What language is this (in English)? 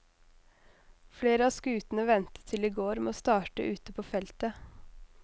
Norwegian